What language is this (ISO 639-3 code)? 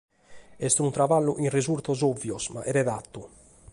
srd